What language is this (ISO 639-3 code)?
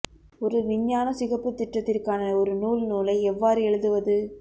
tam